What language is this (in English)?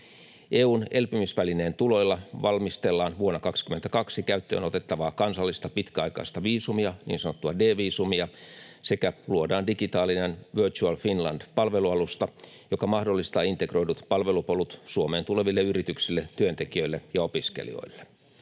Finnish